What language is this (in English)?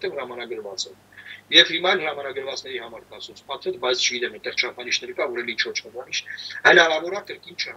Romanian